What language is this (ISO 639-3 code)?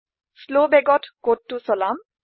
asm